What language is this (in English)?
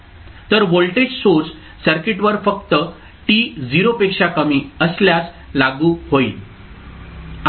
Marathi